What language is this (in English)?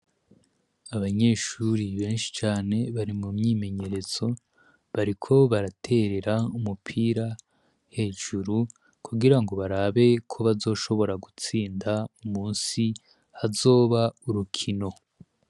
Rundi